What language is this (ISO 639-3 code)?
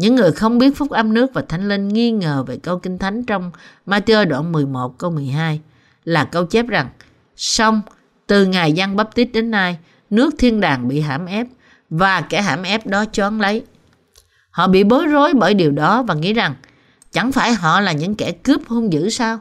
vie